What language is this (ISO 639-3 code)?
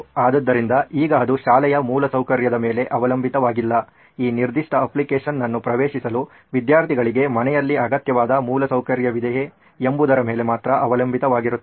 kan